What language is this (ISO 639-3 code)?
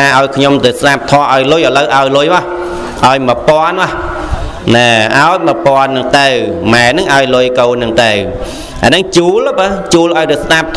vie